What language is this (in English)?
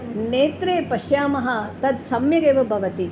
Sanskrit